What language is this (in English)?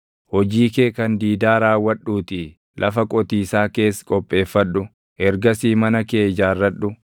Oromo